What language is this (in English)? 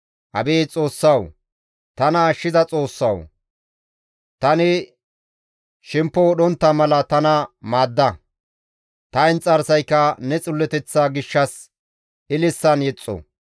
Gamo